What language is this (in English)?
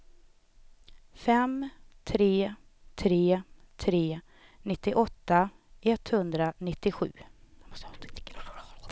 Swedish